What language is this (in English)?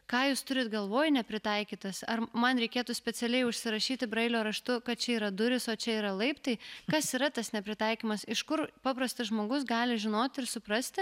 Lithuanian